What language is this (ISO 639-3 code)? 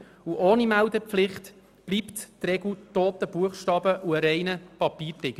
gsw